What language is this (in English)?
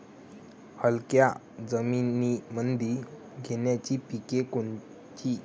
Marathi